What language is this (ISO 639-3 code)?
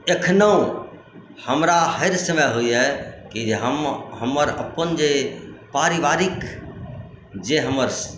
mai